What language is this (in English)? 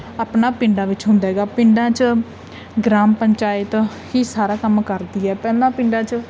Punjabi